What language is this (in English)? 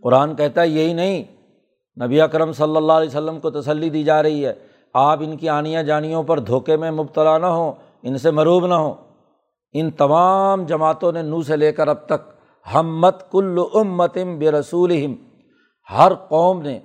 Urdu